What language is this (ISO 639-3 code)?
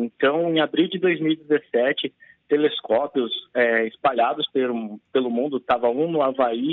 por